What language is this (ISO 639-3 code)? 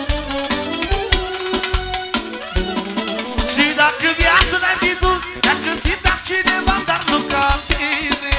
ron